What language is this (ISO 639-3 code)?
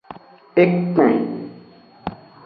ajg